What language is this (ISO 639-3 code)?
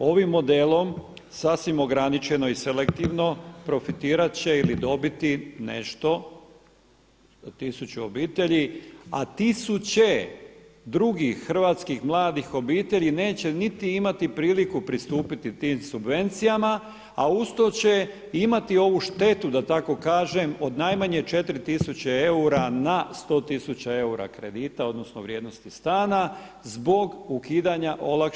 hrv